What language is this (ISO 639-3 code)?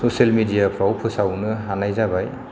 brx